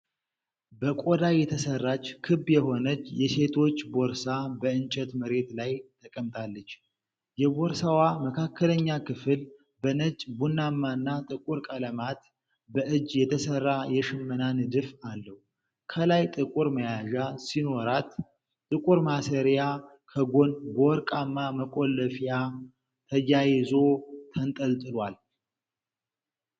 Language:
Amharic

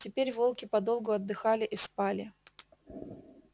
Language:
Russian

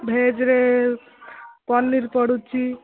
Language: Odia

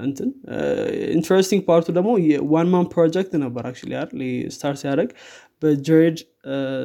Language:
Amharic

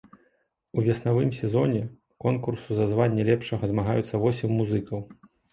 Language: Belarusian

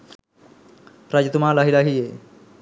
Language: Sinhala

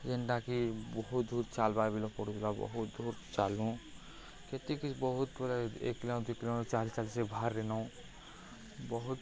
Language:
Odia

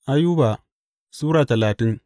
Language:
Hausa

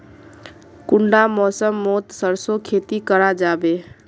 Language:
Magahi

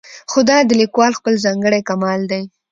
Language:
Pashto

